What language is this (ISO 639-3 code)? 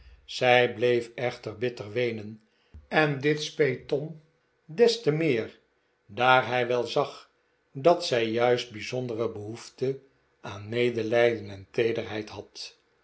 nld